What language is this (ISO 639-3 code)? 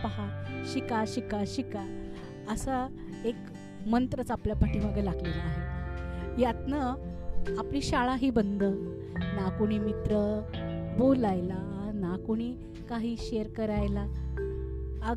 mar